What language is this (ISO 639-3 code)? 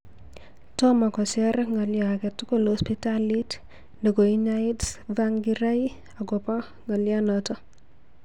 kln